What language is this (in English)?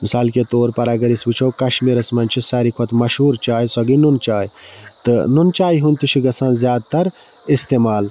Kashmiri